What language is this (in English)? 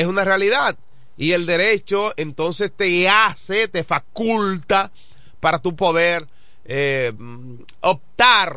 Spanish